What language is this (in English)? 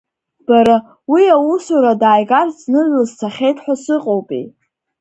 Abkhazian